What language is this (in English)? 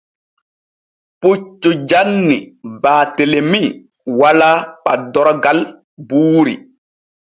Borgu Fulfulde